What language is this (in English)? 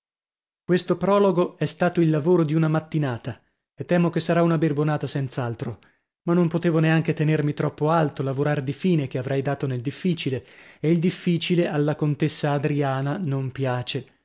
Italian